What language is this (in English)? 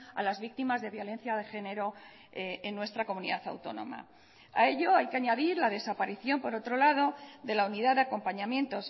Spanish